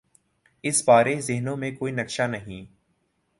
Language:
Urdu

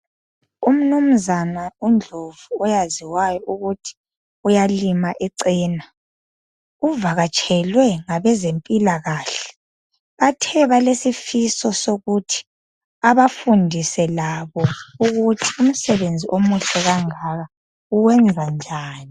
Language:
North Ndebele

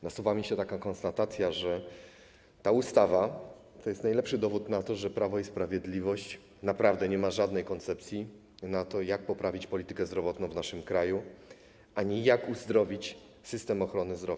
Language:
Polish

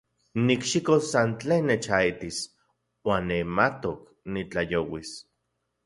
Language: Central Puebla Nahuatl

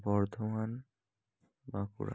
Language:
Bangla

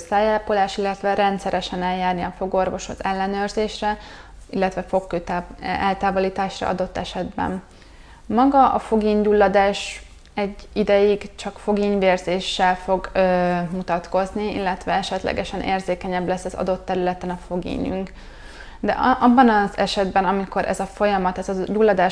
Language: Hungarian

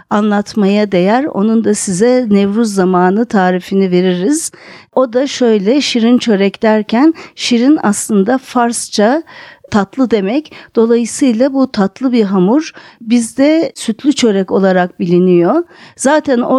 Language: Turkish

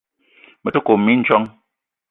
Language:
Eton (Cameroon)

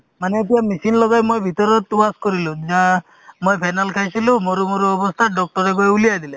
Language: Assamese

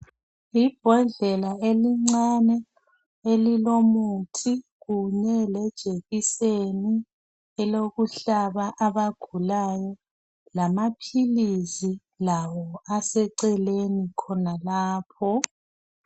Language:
North Ndebele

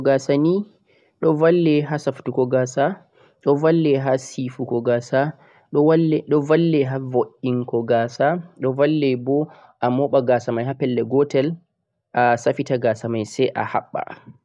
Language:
Central-Eastern Niger Fulfulde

